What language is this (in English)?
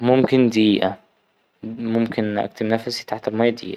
Egyptian Arabic